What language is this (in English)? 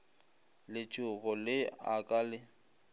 Northern Sotho